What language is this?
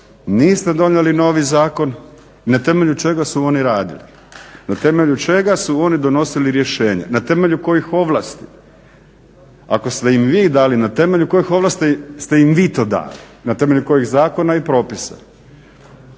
Croatian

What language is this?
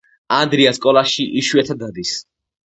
Georgian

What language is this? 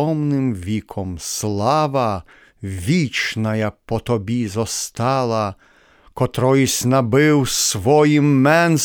Ukrainian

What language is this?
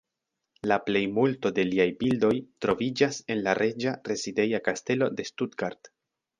Esperanto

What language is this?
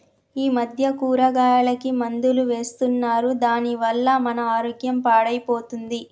Telugu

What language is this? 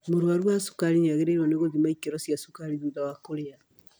Kikuyu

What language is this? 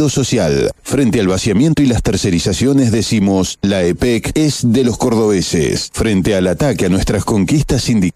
Spanish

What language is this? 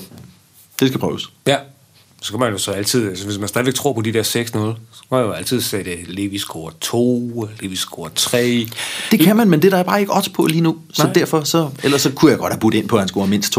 Danish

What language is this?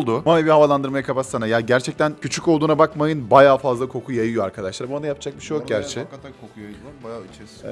Turkish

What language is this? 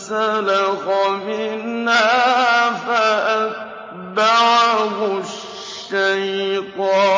Arabic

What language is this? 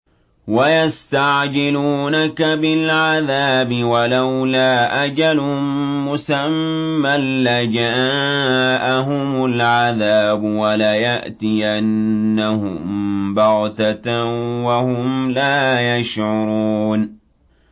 Arabic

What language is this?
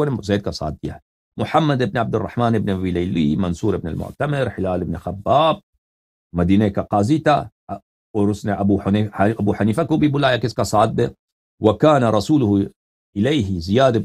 Arabic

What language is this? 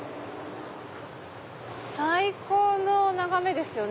Japanese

